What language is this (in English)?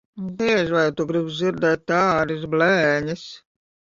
Latvian